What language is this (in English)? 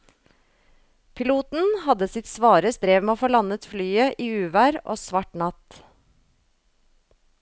Norwegian